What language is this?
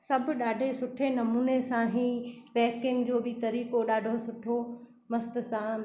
Sindhi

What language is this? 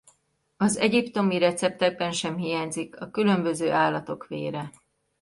Hungarian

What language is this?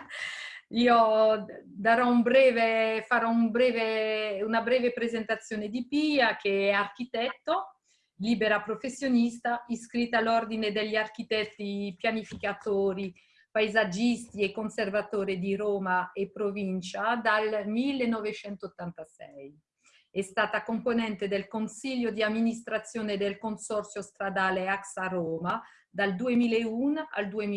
Italian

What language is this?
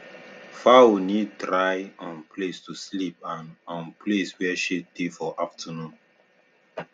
Nigerian Pidgin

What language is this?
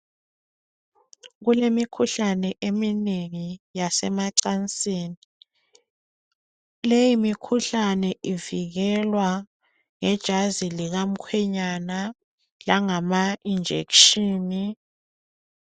North Ndebele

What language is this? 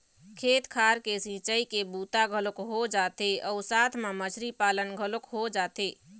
Chhattisgarhi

